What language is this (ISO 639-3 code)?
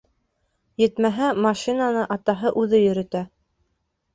bak